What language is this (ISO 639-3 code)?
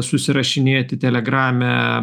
lit